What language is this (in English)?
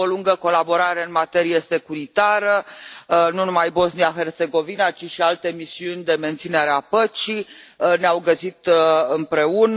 Romanian